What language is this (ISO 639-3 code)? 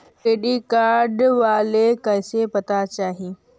mag